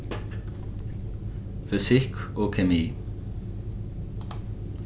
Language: Faroese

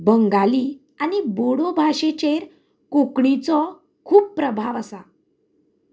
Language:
Konkani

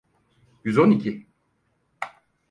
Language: Turkish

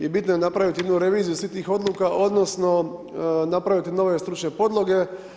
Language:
Croatian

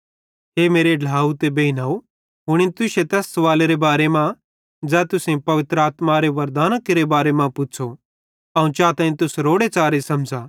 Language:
Bhadrawahi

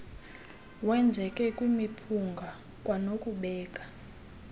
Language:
Xhosa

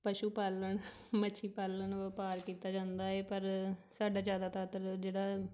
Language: Punjabi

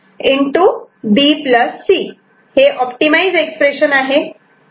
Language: Marathi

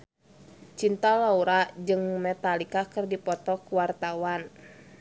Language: Sundanese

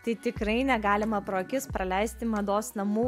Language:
Lithuanian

